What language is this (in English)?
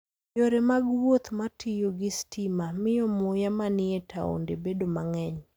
Luo (Kenya and Tanzania)